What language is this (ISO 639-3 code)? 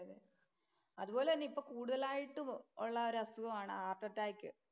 mal